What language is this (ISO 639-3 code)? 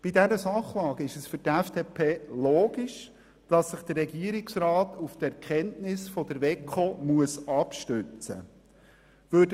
gsw